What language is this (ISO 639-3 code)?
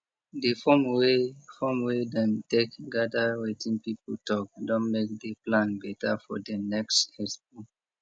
pcm